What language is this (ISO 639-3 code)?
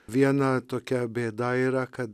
lit